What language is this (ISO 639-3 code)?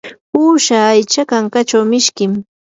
qur